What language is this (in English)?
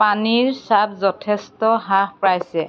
Assamese